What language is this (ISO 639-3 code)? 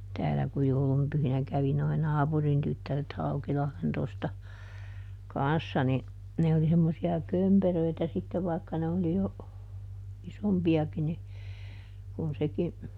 fin